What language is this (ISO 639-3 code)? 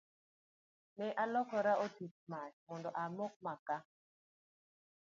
luo